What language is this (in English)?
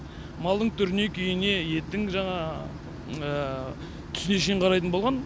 Kazakh